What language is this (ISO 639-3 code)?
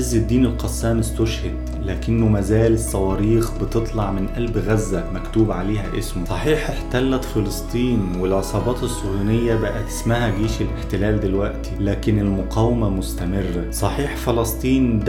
ara